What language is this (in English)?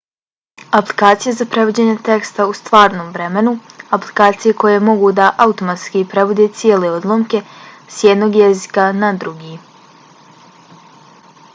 Bosnian